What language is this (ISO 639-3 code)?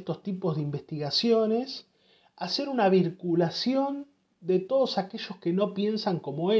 spa